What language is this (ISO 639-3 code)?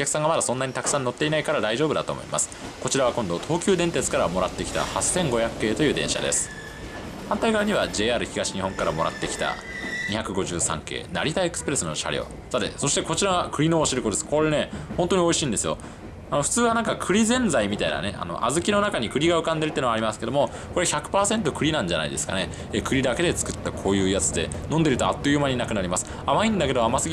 jpn